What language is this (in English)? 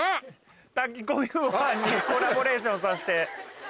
Japanese